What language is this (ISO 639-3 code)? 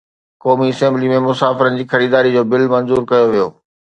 snd